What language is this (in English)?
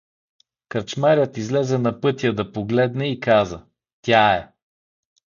Bulgarian